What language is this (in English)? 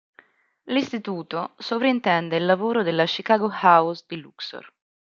Italian